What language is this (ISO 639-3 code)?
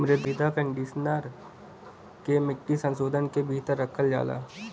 bho